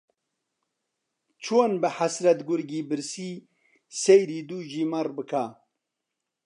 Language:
Central Kurdish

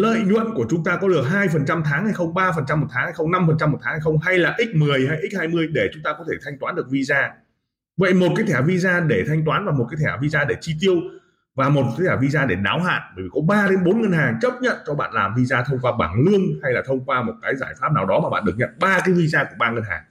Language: Vietnamese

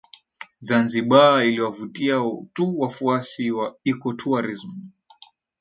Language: Swahili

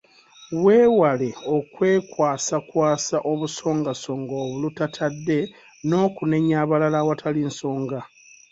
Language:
Ganda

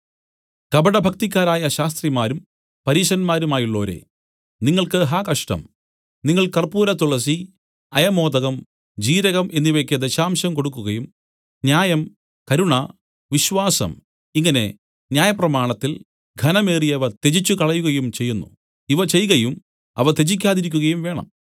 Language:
Malayalam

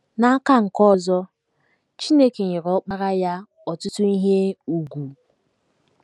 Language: Igbo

